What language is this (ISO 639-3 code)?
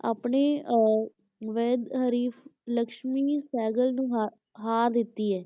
pan